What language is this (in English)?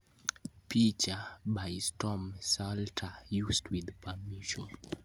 Luo (Kenya and Tanzania)